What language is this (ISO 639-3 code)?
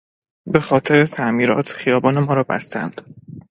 fas